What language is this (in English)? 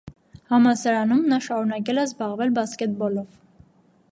Armenian